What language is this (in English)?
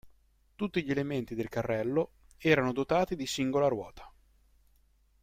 Italian